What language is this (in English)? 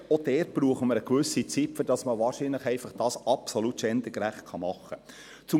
Swiss German